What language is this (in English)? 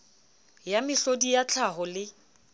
Southern Sotho